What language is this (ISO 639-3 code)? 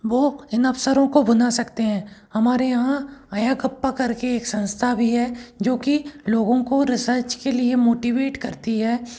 hin